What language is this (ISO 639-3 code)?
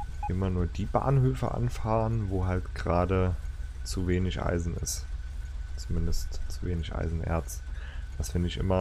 deu